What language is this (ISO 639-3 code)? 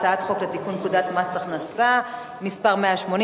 heb